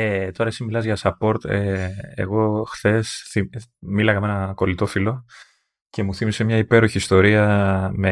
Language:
Greek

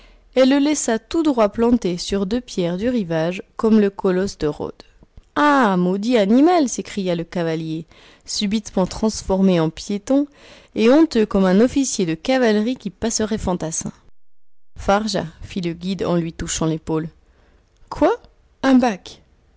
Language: French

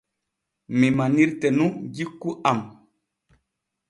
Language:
Borgu Fulfulde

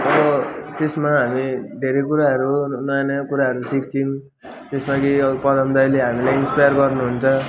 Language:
Nepali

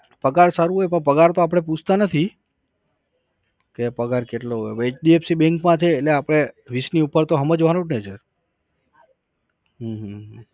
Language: Gujarati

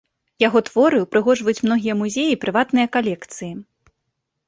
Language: Belarusian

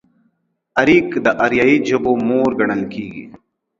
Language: Pashto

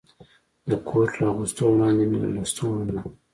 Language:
Pashto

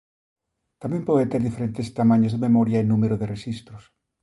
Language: Galician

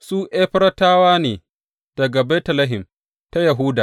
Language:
Hausa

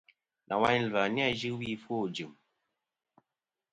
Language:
Kom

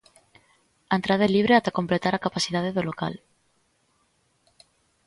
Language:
Galician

